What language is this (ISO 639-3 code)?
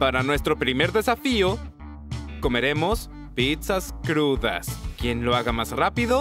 spa